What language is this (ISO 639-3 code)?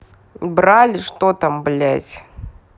rus